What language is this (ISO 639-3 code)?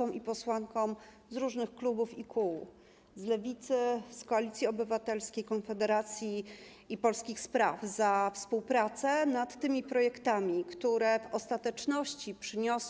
pol